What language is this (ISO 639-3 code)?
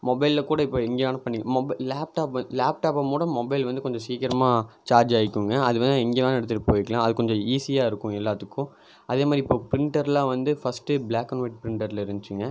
tam